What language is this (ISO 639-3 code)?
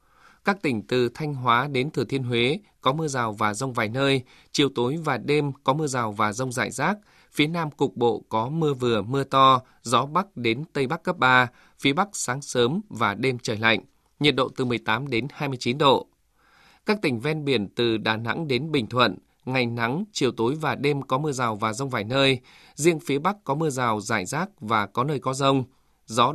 vie